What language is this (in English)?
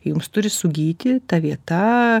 Lithuanian